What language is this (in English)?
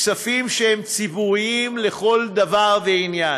Hebrew